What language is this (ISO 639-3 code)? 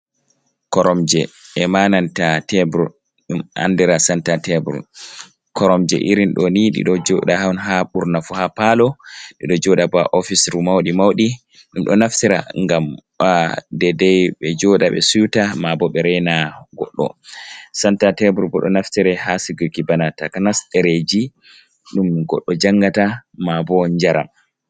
ful